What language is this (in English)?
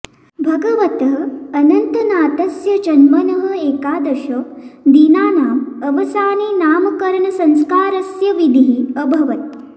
Sanskrit